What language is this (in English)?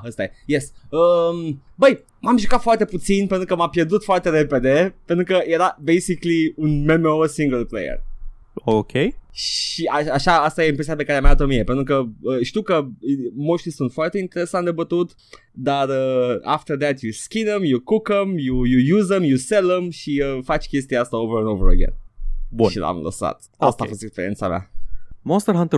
Romanian